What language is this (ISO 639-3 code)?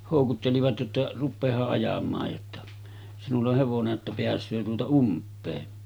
fin